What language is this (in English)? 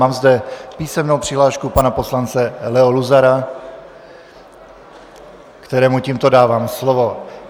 Czech